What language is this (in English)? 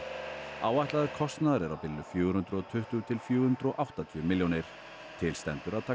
Icelandic